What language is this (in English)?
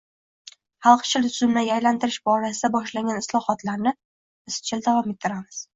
Uzbek